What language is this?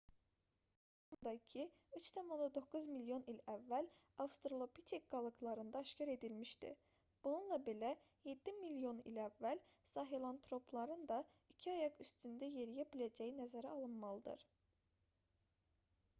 Azerbaijani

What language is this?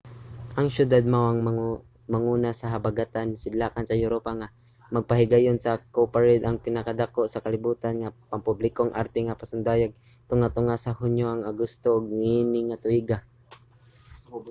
Cebuano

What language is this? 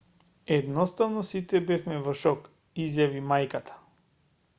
Macedonian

